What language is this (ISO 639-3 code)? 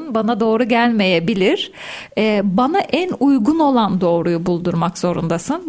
tur